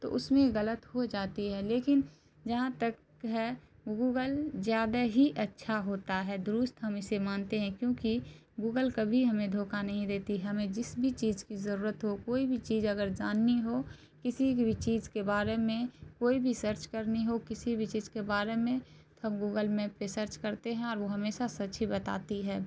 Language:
Urdu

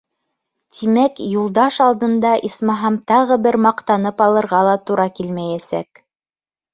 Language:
Bashkir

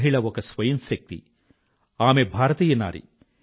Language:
Telugu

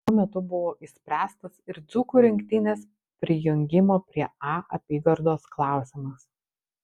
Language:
Lithuanian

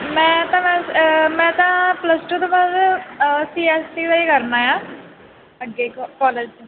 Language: Punjabi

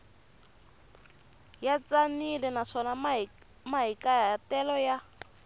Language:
Tsonga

